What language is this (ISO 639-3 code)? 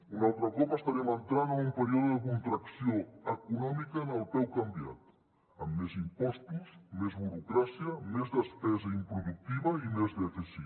cat